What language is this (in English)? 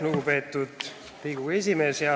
Estonian